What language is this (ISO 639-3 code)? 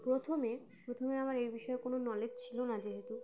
ben